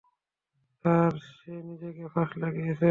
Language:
Bangla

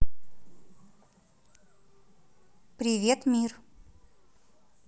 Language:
Russian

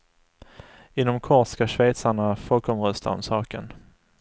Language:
Swedish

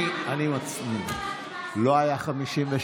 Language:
Hebrew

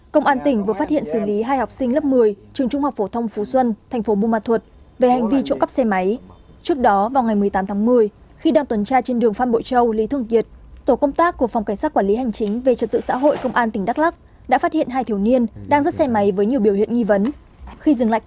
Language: Vietnamese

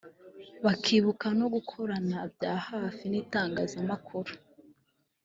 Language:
Kinyarwanda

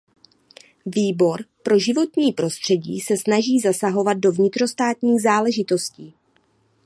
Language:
Czech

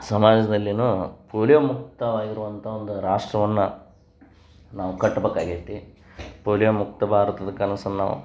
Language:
Kannada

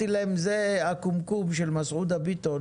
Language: Hebrew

